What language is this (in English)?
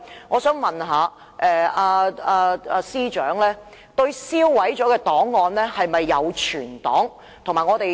Cantonese